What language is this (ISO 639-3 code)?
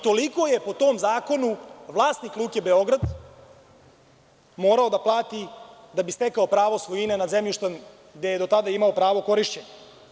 srp